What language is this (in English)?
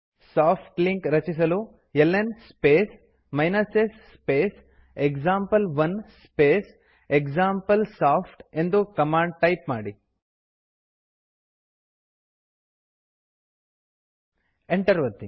Kannada